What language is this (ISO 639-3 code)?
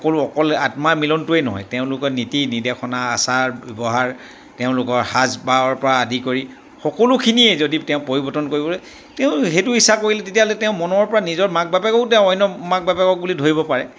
asm